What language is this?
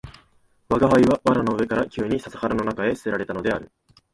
Japanese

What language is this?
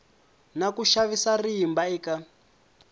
Tsonga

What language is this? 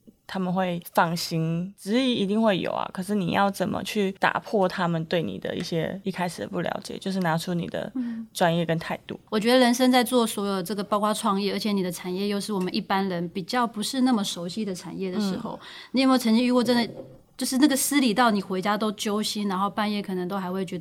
Chinese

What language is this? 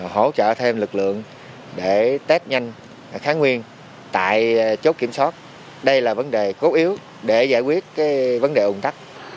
Vietnamese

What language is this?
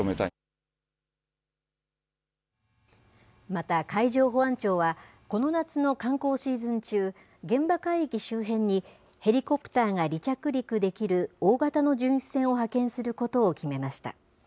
Japanese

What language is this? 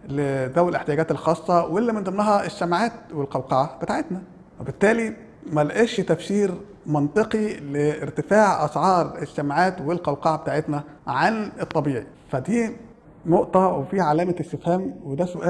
Arabic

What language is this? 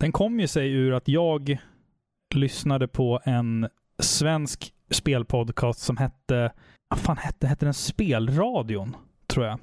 Swedish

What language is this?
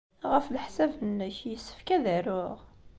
Kabyle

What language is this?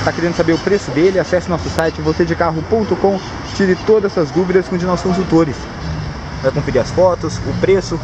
Portuguese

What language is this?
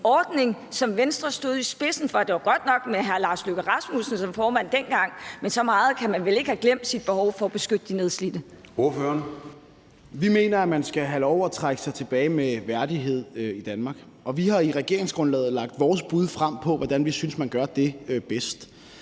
Danish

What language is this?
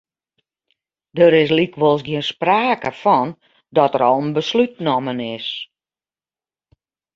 Western Frisian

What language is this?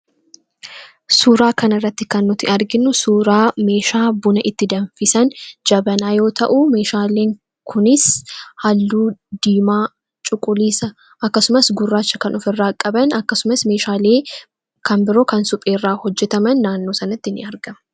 Oromo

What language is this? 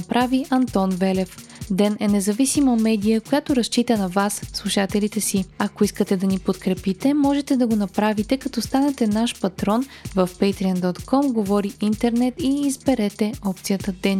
Bulgarian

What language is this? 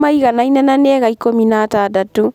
Kikuyu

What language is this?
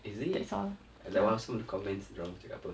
English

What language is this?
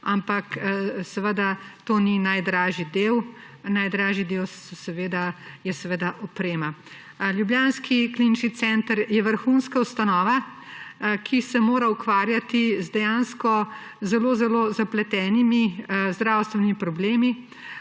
Slovenian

